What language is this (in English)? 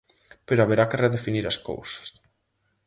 Galician